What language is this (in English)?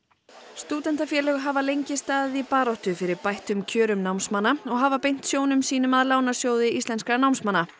Icelandic